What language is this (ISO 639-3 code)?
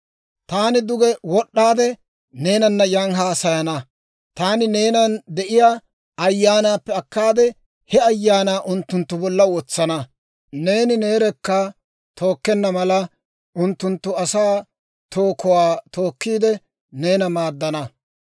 dwr